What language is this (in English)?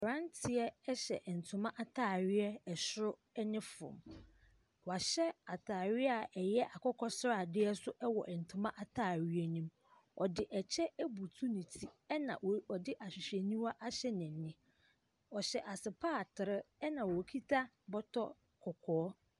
Akan